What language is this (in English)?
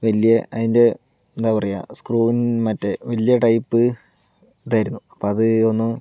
Malayalam